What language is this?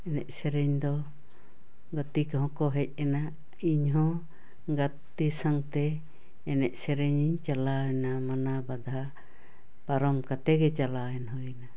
Santali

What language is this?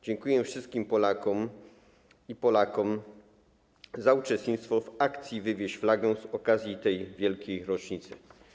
Polish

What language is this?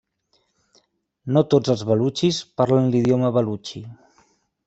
Catalan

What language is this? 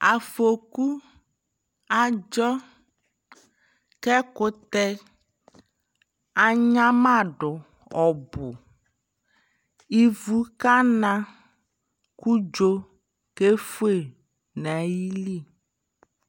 Ikposo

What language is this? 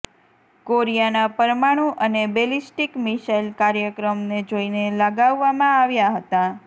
Gujarati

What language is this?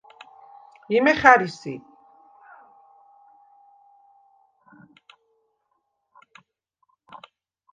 Svan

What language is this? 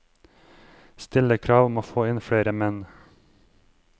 Norwegian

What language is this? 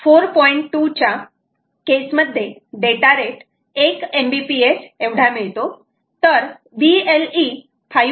Marathi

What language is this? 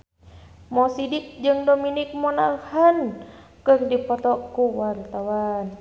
Sundanese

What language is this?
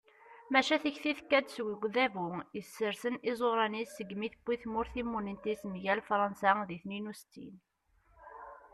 Kabyle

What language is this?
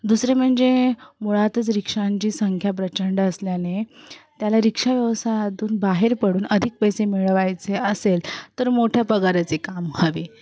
Marathi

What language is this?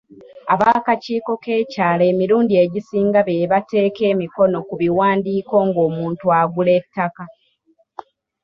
Ganda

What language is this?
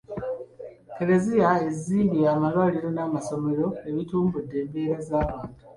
Ganda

